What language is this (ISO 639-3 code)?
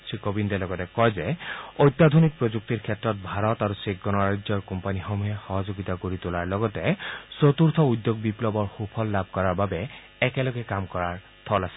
asm